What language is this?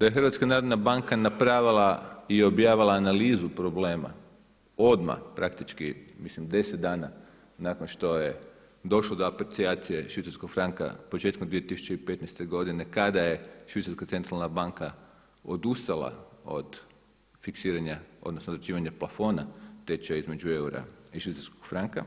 Croatian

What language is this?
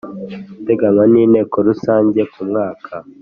Kinyarwanda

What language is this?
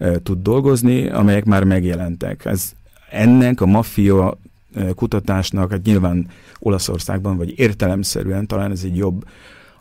Hungarian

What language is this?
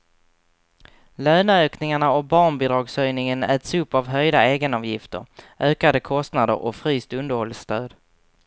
Swedish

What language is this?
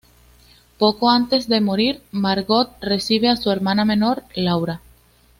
Spanish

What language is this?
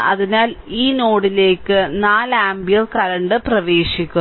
Malayalam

